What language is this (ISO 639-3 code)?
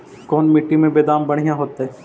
mag